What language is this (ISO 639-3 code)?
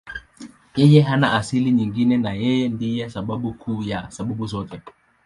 swa